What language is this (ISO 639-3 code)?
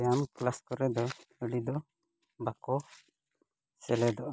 sat